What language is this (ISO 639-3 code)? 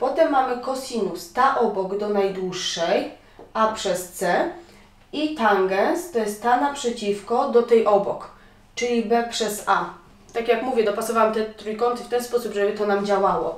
pol